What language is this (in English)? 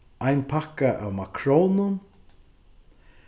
Faroese